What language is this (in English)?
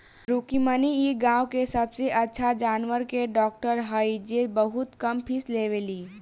Bhojpuri